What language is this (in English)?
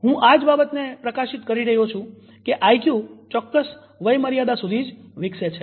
Gujarati